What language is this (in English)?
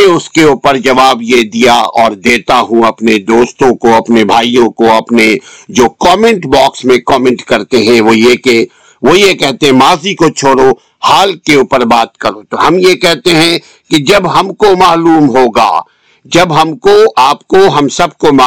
Urdu